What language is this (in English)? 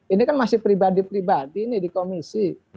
Indonesian